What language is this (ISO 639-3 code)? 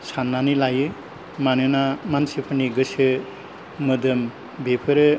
brx